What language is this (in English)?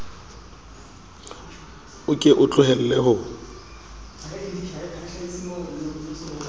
Southern Sotho